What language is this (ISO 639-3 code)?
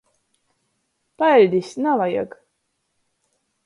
ltg